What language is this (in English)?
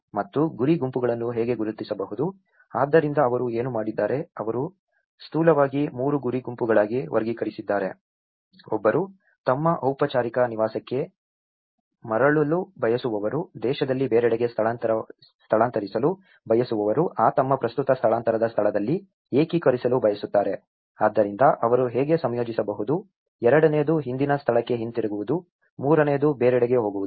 Kannada